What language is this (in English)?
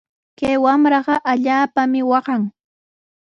Sihuas Ancash Quechua